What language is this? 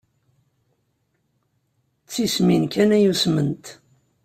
Kabyle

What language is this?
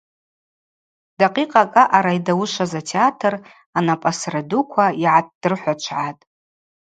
Abaza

